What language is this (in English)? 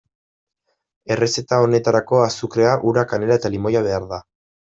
Basque